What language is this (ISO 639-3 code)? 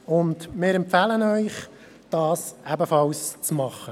gsw